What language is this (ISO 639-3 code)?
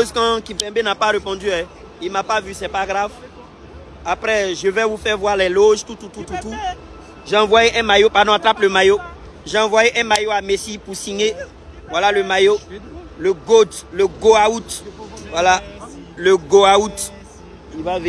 fra